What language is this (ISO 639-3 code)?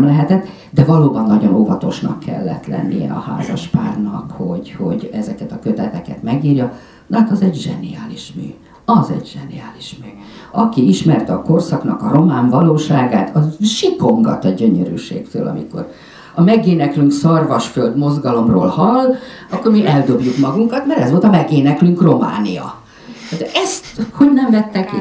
hun